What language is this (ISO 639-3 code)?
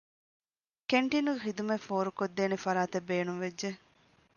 div